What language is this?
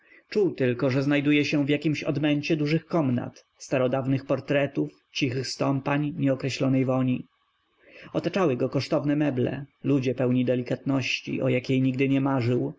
Polish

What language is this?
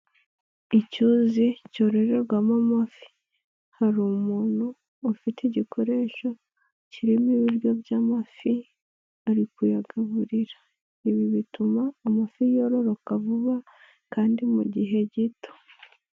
Kinyarwanda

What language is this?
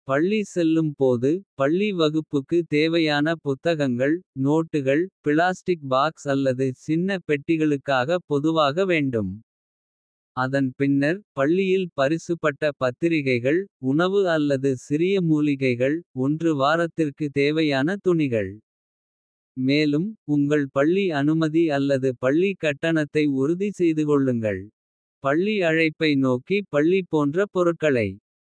Kota (India)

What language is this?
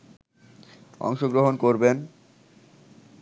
Bangla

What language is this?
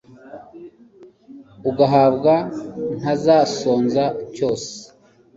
Kinyarwanda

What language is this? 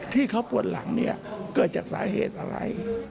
Thai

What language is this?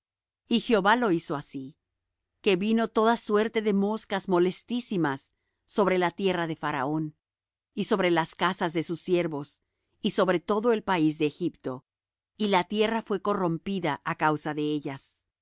Spanish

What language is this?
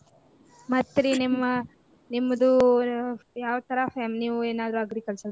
Kannada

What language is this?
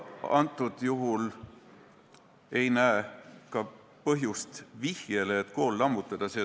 Estonian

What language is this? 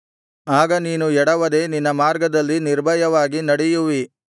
Kannada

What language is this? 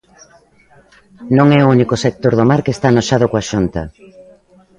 Galician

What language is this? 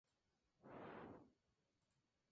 Spanish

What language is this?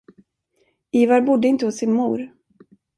Swedish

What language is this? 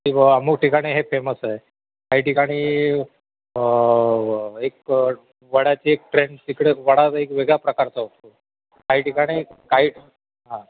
Marathi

